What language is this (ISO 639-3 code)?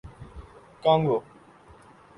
urd